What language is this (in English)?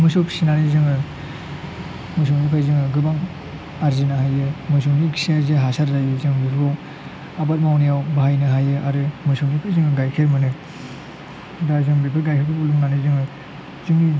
Bodo